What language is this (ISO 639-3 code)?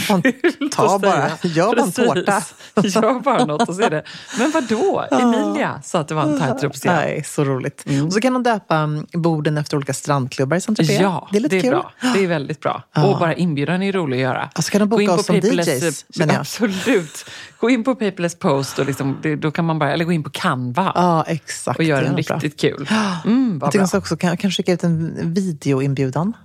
swe